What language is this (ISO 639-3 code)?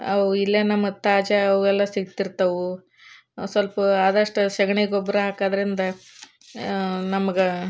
kan